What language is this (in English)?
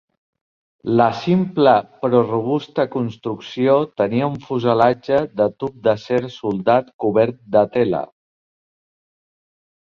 Catalan